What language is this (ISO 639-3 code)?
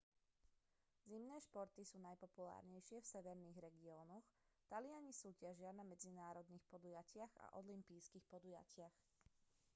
slk